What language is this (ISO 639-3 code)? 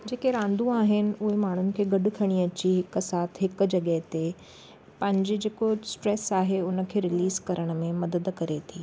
snd